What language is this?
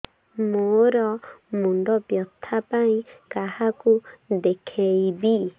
Odia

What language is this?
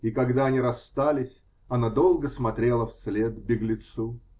Russian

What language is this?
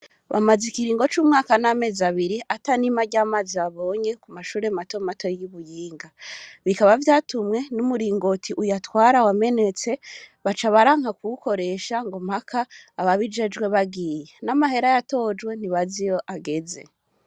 Rundi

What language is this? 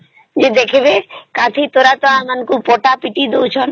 Odia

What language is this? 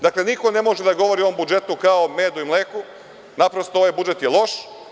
Serbian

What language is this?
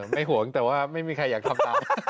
Thai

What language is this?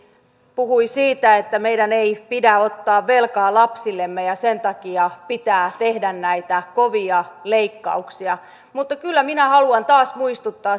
Finnish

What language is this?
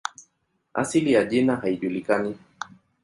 Swahili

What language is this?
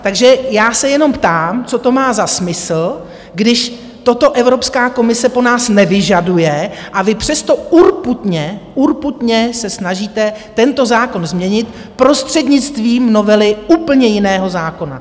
Czech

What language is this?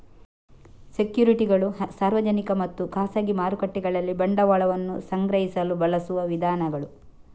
Kannada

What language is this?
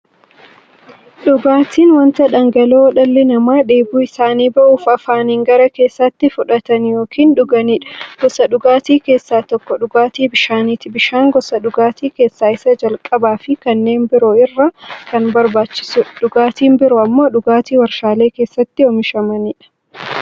Oromo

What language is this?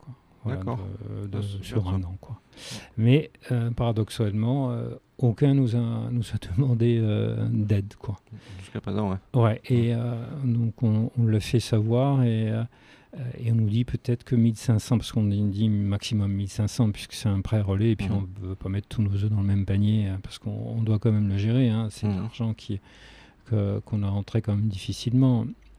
French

